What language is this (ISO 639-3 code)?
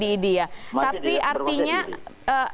ind